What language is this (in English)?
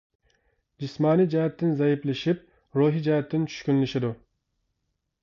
Uyghur